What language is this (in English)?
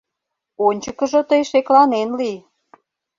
Mari